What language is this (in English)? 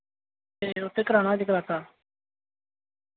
Dogri